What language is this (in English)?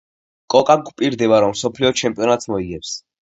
Georgian